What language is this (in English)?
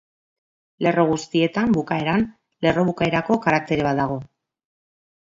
Basque